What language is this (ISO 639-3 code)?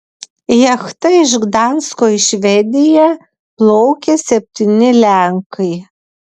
lit